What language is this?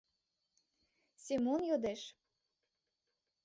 Mari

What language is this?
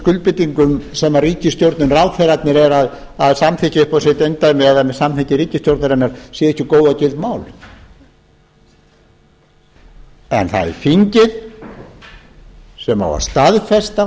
Icelandic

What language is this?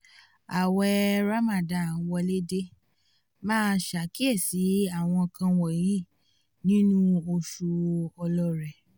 Yoruba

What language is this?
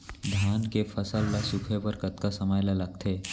Chhattisgarhi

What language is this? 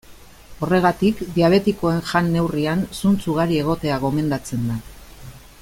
Basque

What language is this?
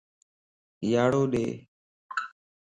Lasi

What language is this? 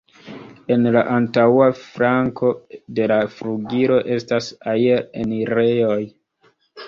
Esperanto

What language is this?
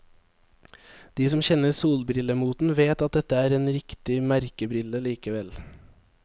Norwegian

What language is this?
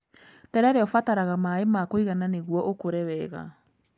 Kikuyu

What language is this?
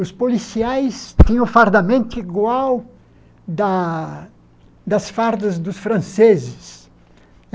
Portuguese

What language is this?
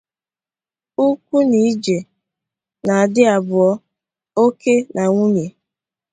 Igbo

